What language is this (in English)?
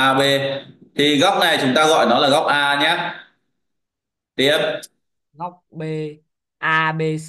Vietnamese